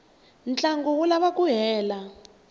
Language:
Tsonga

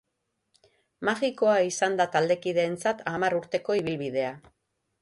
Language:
Basque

